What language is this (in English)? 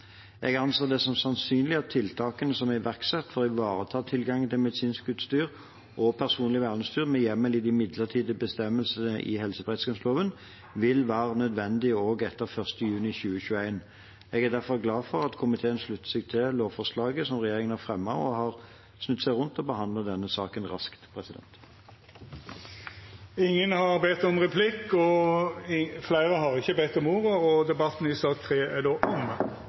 Norwegian